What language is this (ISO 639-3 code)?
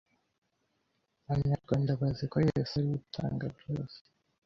kin